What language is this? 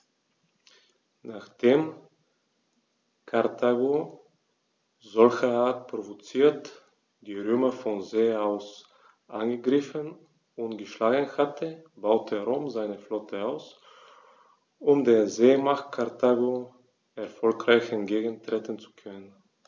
German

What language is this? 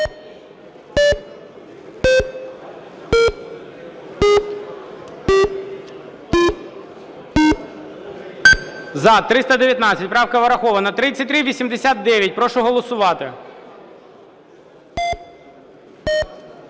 Ukrainian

